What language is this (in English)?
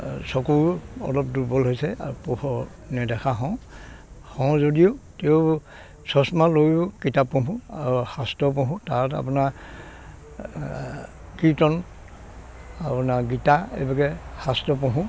Assamese